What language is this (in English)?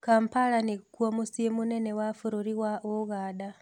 Kikuyu